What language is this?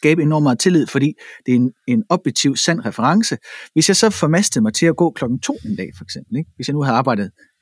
Danish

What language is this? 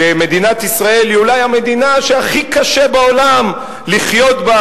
Hebrew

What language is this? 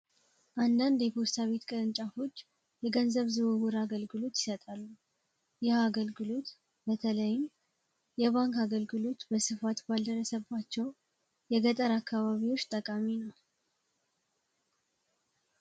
Amharic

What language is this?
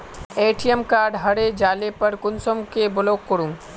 Magahi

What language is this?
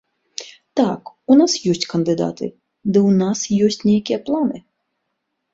Belarusian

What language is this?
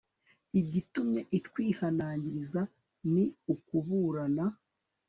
Kinyarwanda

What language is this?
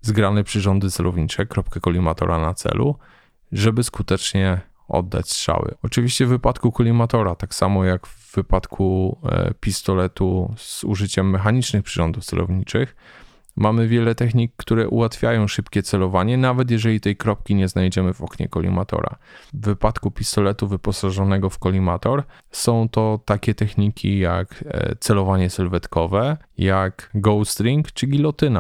Polish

